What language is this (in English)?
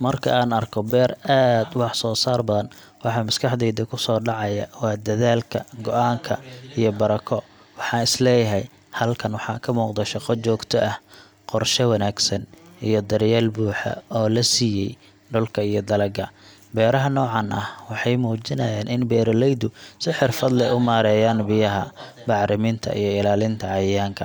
Somali